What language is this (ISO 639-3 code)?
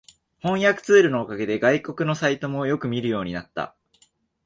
jpn